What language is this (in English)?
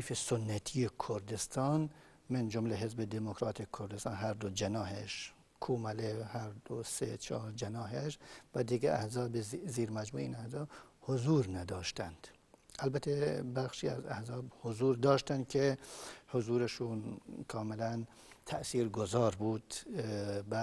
Persian